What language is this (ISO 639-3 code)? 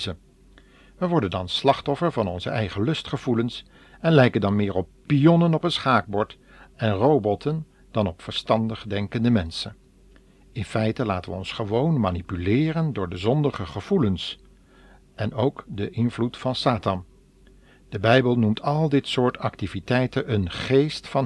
nld